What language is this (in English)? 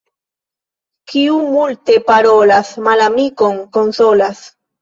Esperanto